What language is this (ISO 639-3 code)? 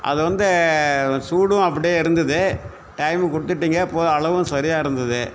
tam